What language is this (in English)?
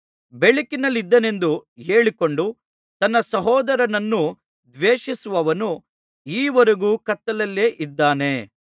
Kannada